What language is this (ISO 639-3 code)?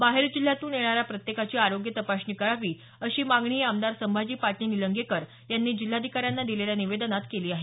mar